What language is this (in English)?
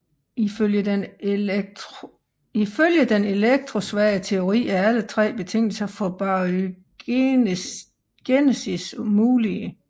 Danish